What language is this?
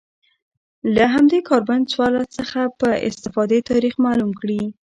Pashto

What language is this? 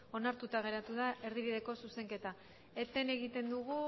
Basque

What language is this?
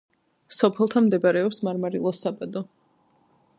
Georgian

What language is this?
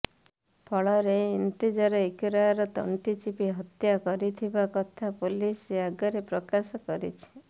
Odia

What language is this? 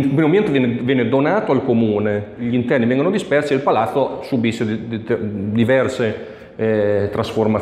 Italian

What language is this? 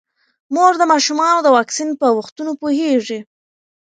Pashto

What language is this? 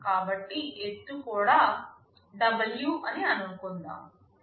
Telugu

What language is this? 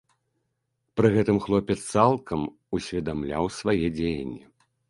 Belarusian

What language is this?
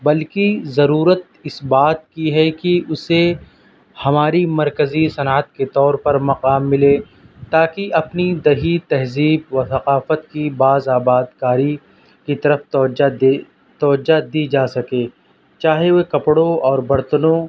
Urdu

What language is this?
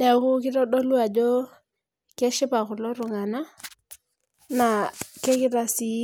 Masai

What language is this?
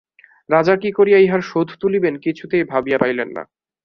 Bangla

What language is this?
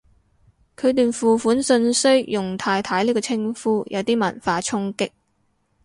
Cantonese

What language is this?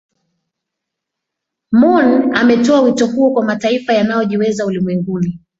Swahili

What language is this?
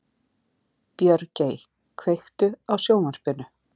Icelandic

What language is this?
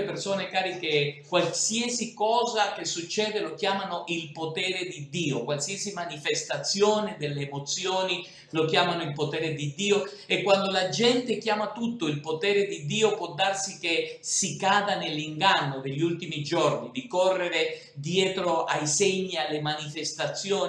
Italian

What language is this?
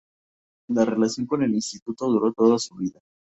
Spanish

